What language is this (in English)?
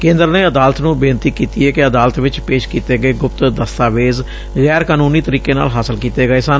Punjabi